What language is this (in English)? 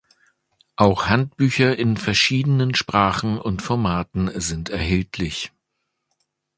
German